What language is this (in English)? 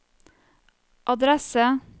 Norwegian